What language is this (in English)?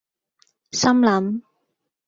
Cantonese